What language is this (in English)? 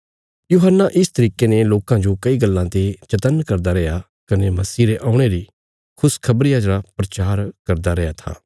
Bilaspuri